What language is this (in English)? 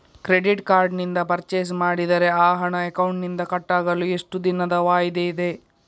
Kannada